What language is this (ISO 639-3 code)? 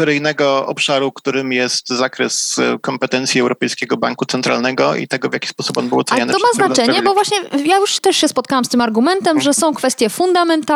pol